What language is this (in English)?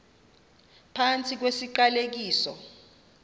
Xhosa